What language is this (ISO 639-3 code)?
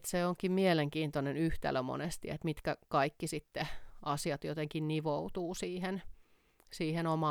fin